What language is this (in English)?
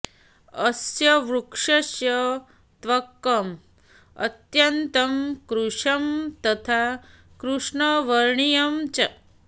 Sanskrit